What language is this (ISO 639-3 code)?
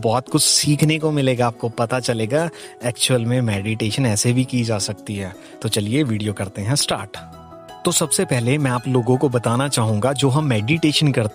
hin